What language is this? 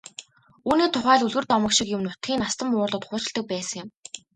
Mongolian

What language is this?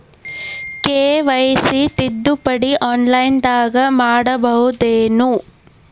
Kannada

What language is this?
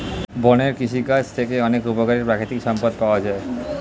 Bangla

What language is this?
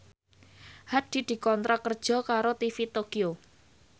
Javanese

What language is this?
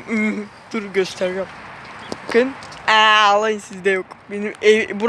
Turkish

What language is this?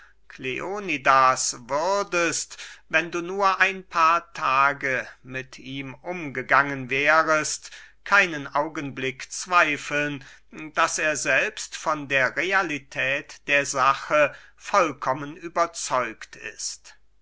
German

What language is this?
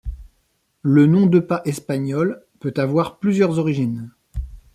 French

